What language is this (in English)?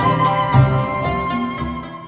Vietnamese